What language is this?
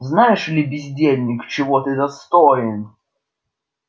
Russian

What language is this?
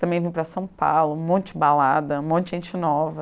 Portuguese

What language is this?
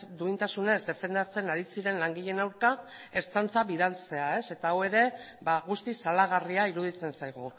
Basque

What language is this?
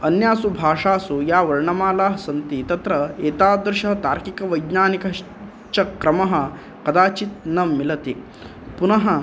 Sanskrit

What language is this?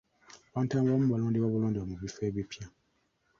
Ganda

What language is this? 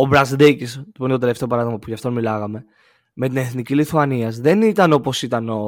Greek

